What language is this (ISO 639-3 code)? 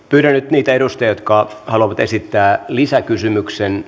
fin